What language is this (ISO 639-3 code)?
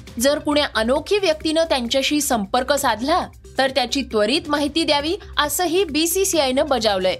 mar